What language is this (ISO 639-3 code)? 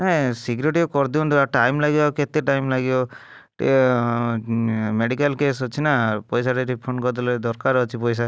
ori